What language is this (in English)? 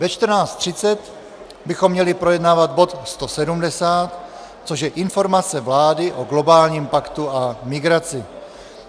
Czech